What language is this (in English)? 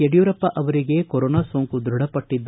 Kannada